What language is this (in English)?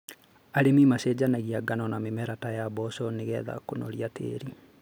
Kikuyu